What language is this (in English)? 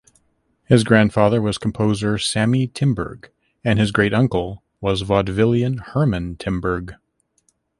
English